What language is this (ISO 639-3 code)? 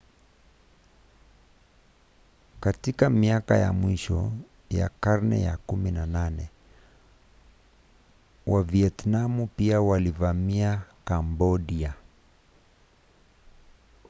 swa